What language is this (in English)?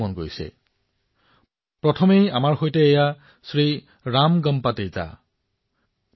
Assamese